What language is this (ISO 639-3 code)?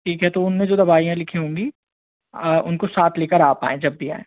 hin